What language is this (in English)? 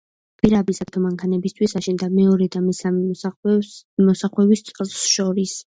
Georgian